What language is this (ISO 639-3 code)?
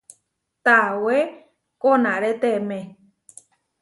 var